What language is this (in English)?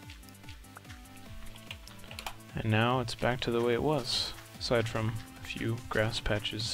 English